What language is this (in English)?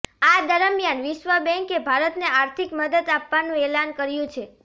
Gujarati